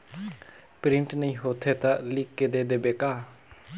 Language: Chhattisgarhi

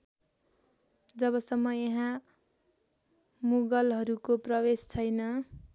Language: Nepali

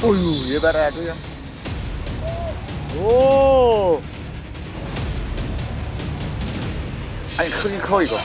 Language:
Korean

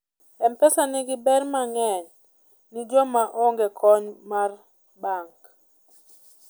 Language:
Luo (Kenya and Tanzania)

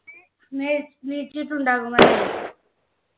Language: Malayalam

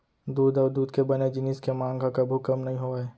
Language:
Chhattisgarhi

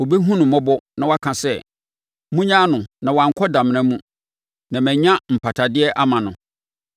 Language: Akan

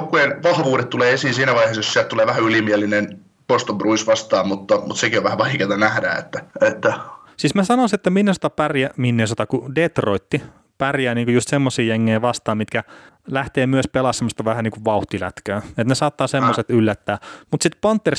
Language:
Finnish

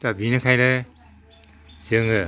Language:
Bodo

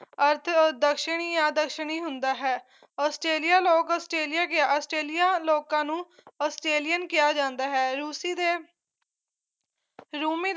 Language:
Punjabi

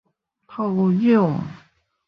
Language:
Min Nan Chinese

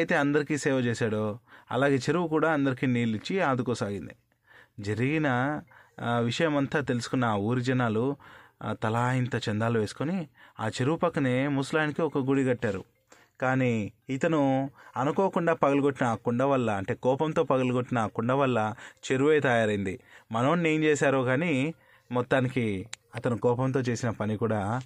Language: Telugu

